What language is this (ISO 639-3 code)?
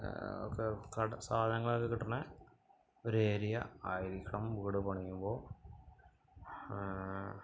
mal